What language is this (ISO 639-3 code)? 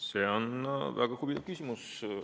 est